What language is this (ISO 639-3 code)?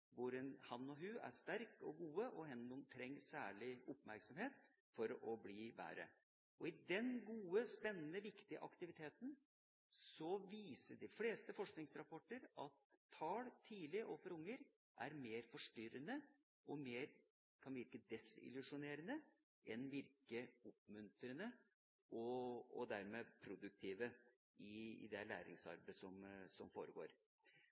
nob